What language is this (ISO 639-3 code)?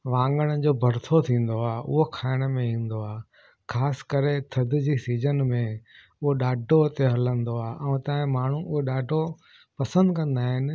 snd